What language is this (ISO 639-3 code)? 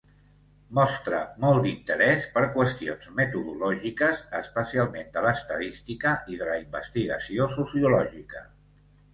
cat